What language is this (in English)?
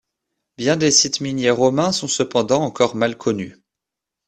French